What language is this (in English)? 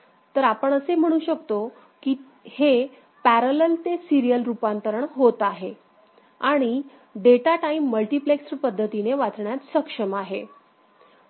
Marathi